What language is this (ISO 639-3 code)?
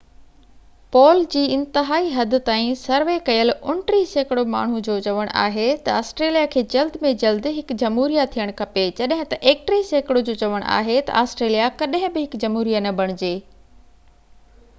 snd